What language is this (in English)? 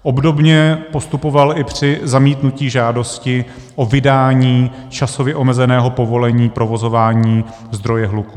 Czech